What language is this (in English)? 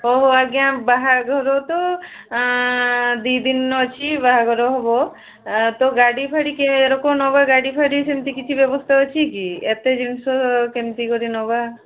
Odia